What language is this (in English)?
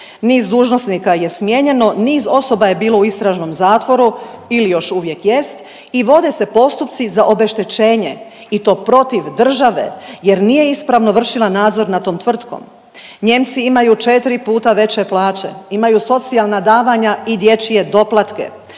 Croatian